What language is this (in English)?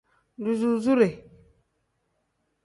Tem